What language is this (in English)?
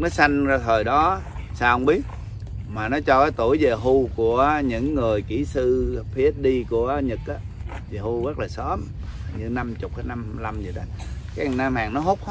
Vietnamese